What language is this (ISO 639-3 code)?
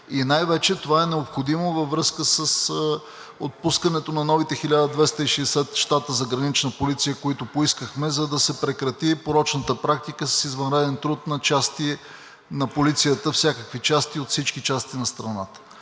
bul